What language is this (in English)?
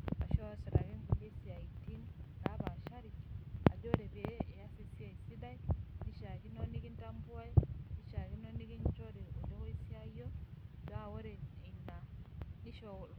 Masai